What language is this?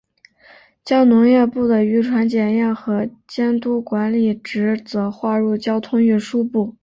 Chinese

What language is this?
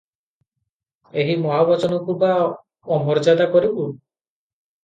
Odia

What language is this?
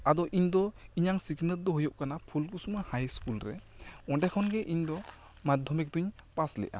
Santali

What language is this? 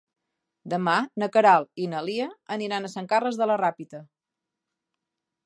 Catalan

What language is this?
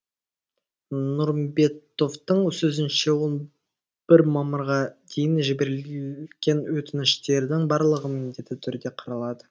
Kazakh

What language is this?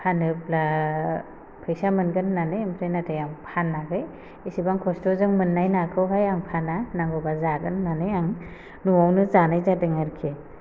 Bodo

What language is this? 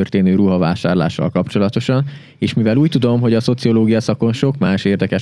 Hungarian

